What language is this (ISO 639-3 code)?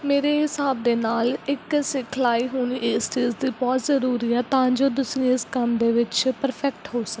pan